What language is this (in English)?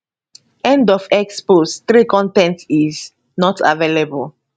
Nigerian Pidgin